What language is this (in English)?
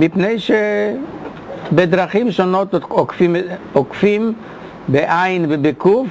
Hebrew